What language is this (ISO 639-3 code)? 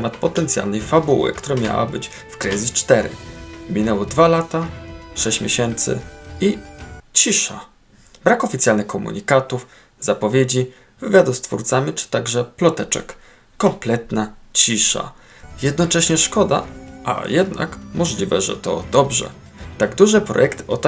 pol